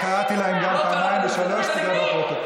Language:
Hebrew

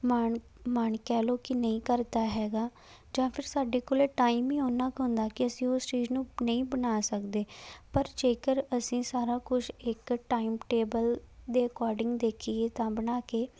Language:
Punjabi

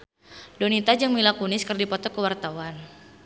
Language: Sundanese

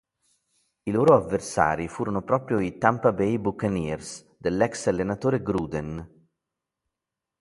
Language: Italian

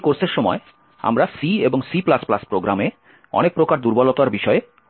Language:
Bangla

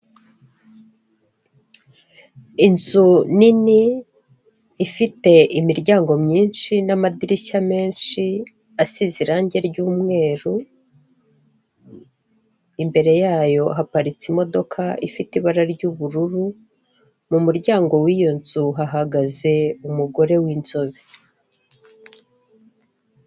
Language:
Kinyarwanda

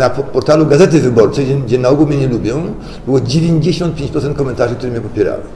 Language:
Polish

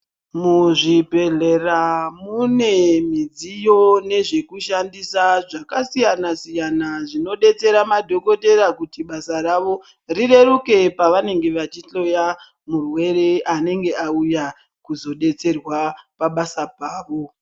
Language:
Ndau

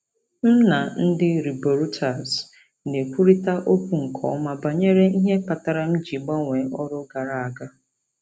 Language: Igbo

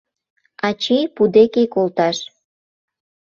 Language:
Mari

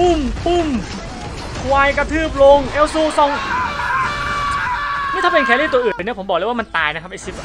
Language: Thai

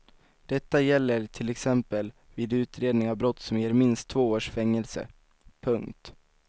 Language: Swedish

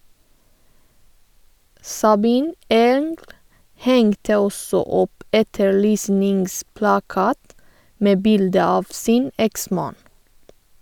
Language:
Norwegian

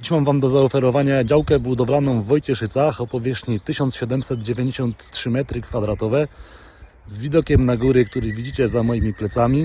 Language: Polish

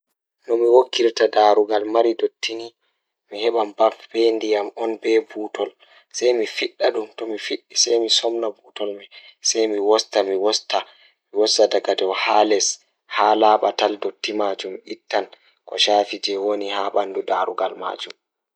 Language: Fula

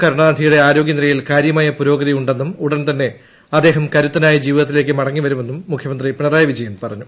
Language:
Malayalam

